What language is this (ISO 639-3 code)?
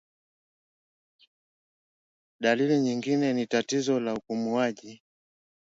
swa